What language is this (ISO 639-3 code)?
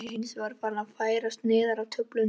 isl